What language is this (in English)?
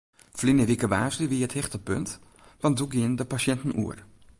Western Frisian